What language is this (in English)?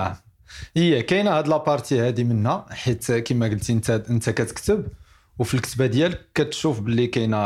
Arabic